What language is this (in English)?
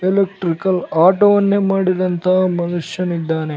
Kannada